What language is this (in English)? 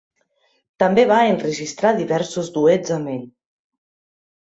Catalan